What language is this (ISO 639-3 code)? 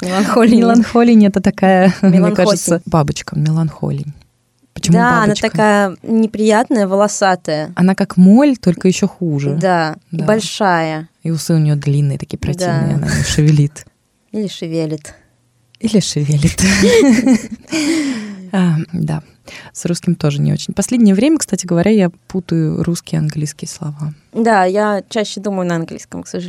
rus